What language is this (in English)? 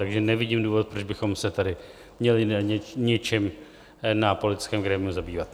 Czech